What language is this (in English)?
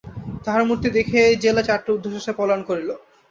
Bangla